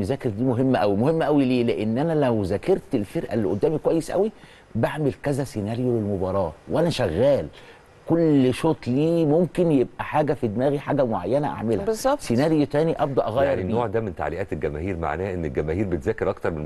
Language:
Arabic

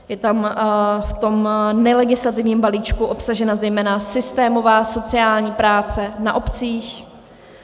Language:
Czech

